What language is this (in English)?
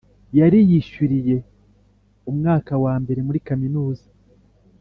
Kinyarwanda